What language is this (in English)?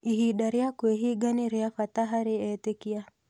Kikuyu